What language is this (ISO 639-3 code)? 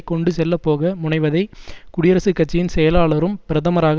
tam